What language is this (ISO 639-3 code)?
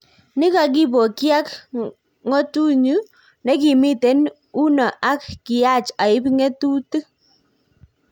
kln